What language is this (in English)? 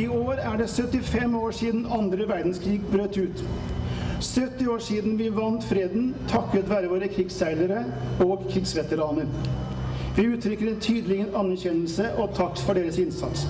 Norwegian